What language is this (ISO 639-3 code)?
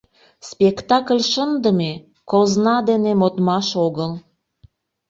chm